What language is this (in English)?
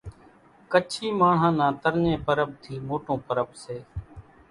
Kachi Koli